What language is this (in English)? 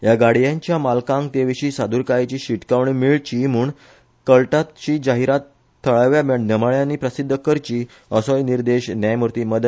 Konkani